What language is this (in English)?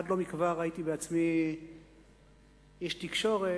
Hebrew